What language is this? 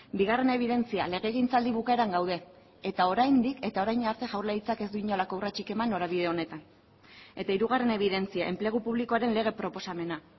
Basque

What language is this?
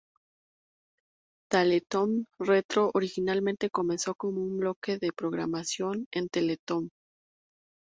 Spanish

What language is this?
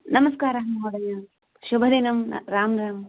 Sanskrit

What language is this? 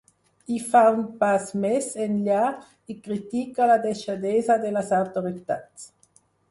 Catalan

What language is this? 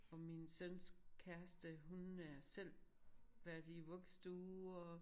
Danish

